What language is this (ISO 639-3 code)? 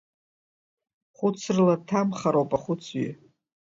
abk